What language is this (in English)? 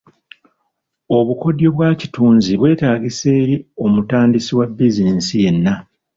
Ganda